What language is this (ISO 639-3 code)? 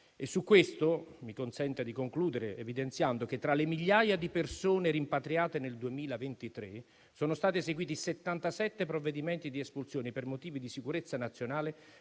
ita